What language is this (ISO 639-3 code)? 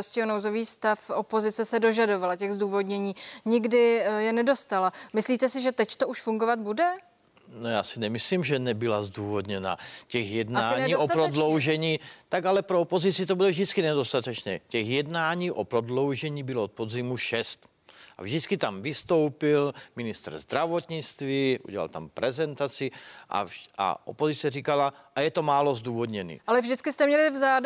ces